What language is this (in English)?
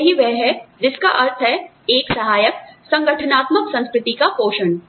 Hindi